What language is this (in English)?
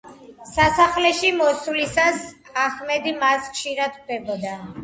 Georgian